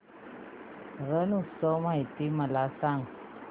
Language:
Marathi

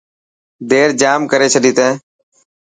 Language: Dhatki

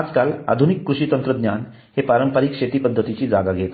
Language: Marathi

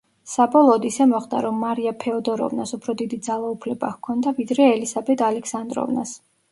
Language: Georgian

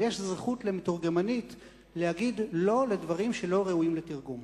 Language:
Hebrew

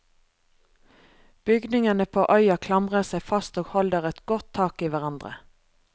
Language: Norwegian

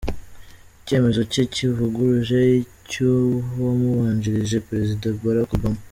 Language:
Kinyarwanda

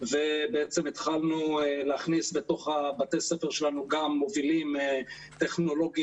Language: Hebrew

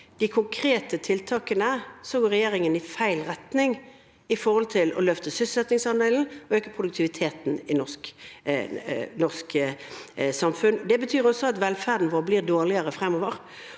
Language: Norwegian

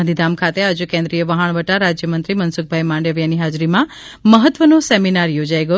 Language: Gujarati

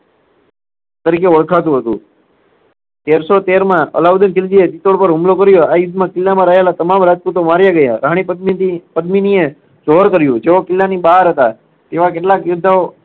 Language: Gujarati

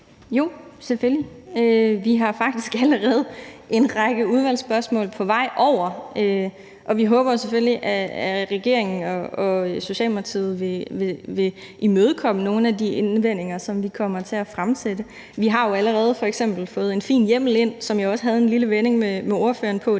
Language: Danish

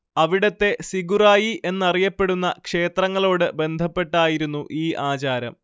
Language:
Malayalam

